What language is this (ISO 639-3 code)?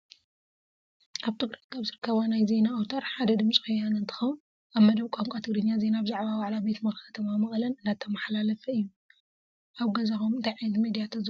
tir